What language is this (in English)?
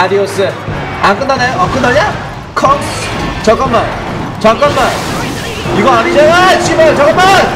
Korean